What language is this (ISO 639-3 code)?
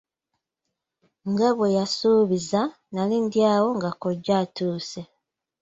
lug